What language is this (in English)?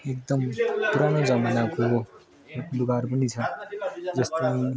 Nepali